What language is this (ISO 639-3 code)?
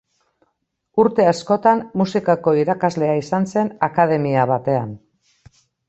eus